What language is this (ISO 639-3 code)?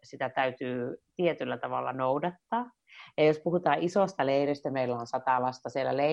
fin